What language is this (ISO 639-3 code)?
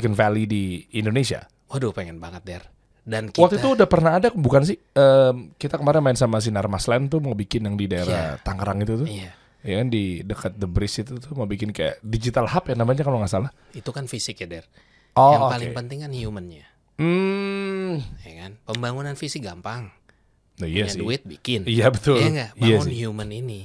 ind